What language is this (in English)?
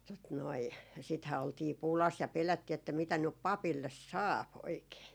Finnish